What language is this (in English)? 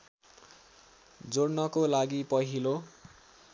Nepali